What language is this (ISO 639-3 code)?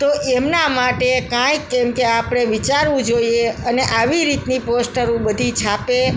guj